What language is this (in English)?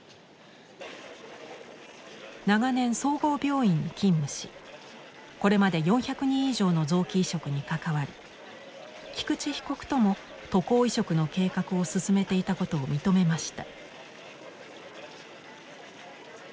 Japanese